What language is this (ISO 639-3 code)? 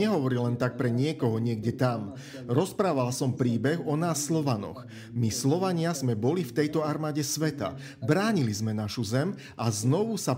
slk